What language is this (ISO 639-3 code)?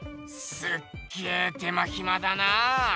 jpn